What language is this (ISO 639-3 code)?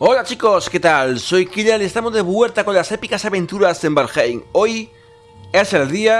spa